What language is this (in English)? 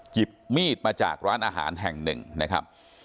Thai